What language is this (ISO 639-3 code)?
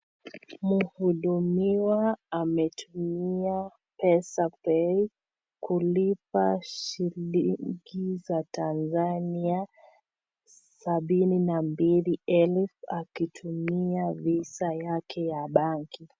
swa